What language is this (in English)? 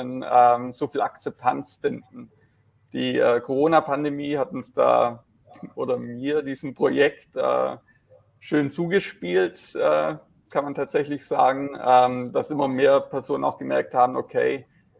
German